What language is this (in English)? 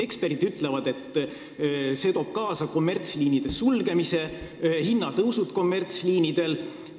Estonian